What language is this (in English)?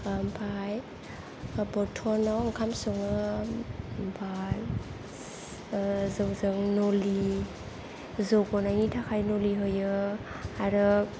Bodo